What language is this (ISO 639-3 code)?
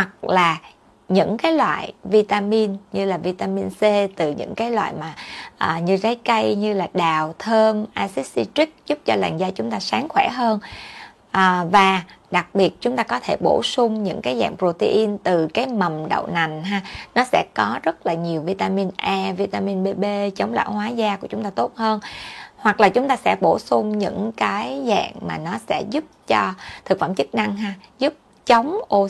vie